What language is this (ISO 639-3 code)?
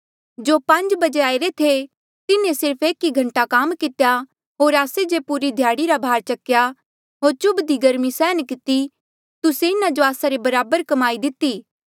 mjl